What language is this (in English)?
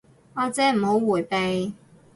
Cantonese